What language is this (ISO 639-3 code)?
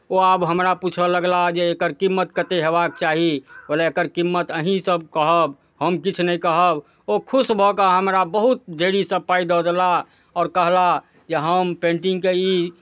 mai